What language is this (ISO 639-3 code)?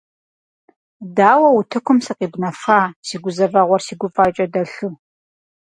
kbd